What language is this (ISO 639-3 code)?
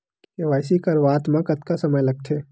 hne